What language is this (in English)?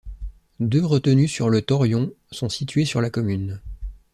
French